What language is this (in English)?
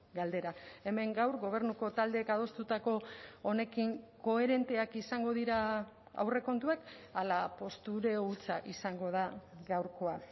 Basque